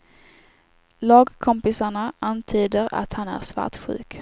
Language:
Swedish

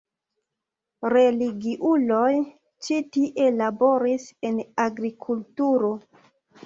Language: Esperanto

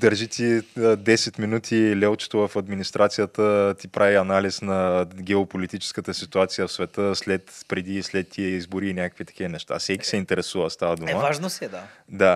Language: Bulgarian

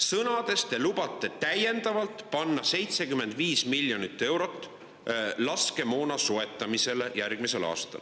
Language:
Estonian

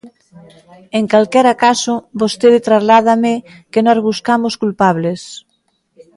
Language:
Galician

